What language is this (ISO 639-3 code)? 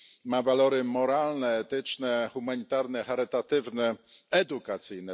pol